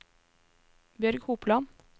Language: Norwegian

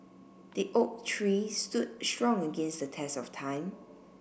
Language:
English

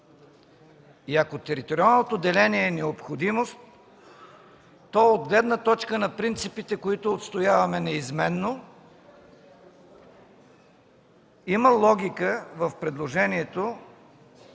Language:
Bulgarian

